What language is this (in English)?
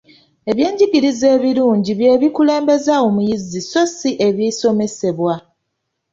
Ganda